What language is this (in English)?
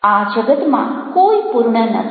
Gujarati